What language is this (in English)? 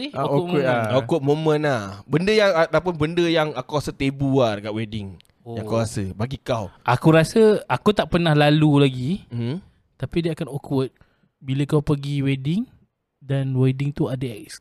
Malay